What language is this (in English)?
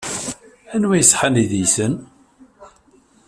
Kabyle